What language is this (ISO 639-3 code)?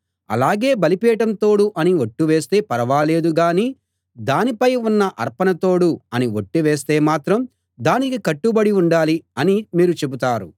tel